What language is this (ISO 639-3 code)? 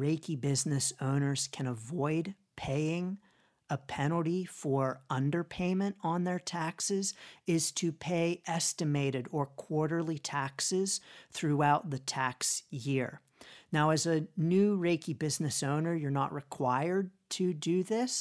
eng